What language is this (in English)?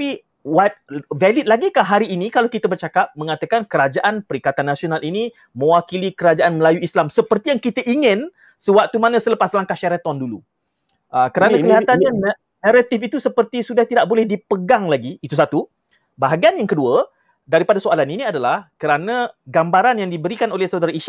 Malay